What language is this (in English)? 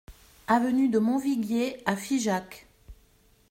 French